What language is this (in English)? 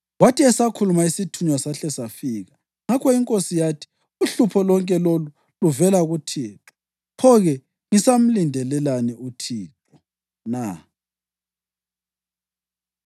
North Ndebele